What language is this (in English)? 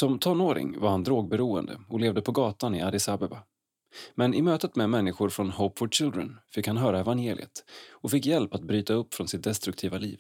Swedish